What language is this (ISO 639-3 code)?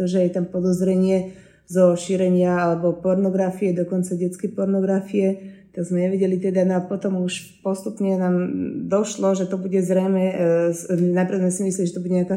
slk